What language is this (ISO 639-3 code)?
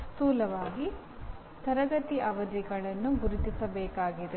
kan